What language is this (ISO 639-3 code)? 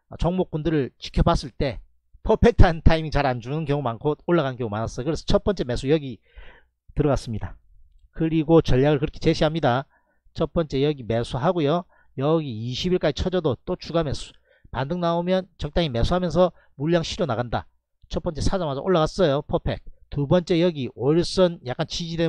kor